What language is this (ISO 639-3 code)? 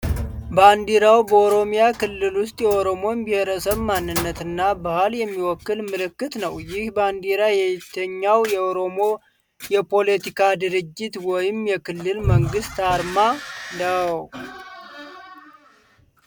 amh